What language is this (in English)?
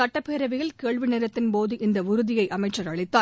Tamil